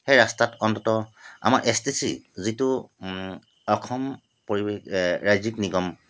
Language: Assamese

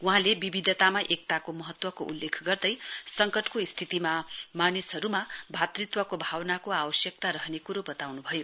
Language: Nepali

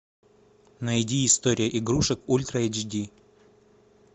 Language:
Russian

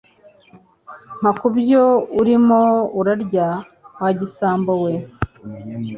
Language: Kinyarwanda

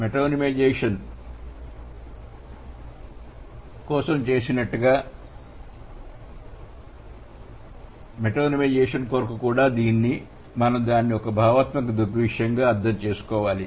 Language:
Telugu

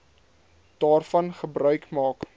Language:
Afrikaans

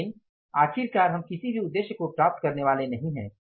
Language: Hindi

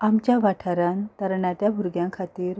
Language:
Konkani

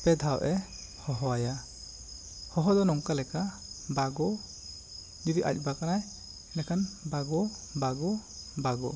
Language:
Santali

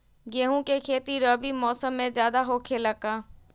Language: Magahi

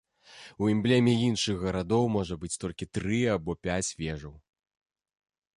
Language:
Belarusian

